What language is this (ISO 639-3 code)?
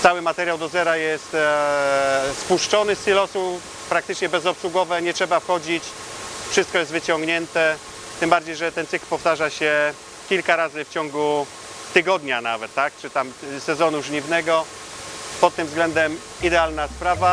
pol